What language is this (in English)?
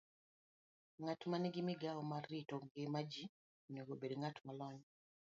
Luo (Kenya and Tanzania)